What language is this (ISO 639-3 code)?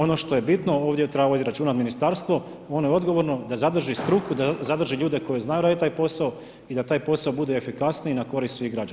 hrv